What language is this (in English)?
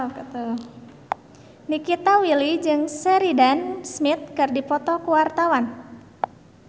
Sundanese